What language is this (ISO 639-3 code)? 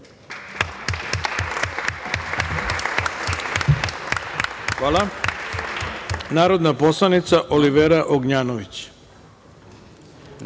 srp